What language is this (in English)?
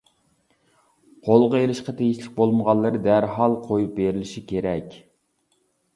Uyghur